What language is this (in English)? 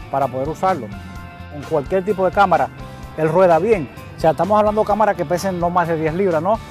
Spanish